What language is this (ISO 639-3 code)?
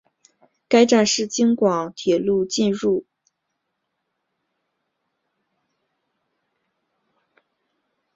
zho